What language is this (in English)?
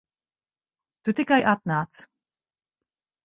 Latvian